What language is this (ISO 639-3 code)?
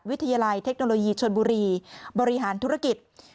tha